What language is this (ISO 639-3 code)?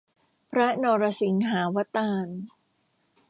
tha